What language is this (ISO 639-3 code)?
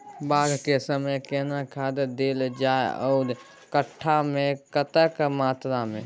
mai